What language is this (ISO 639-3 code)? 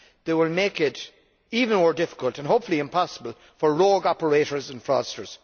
eng